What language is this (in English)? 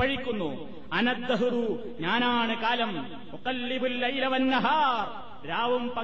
Malayalam